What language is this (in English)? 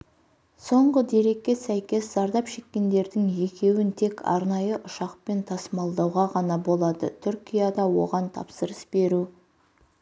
Kazakh